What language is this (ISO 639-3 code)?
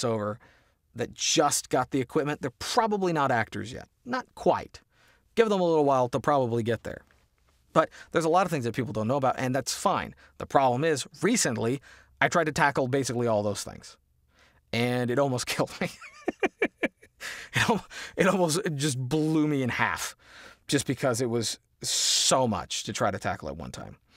eng